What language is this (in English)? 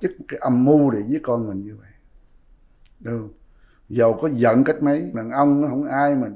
Vietnamese